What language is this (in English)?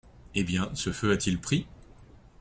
French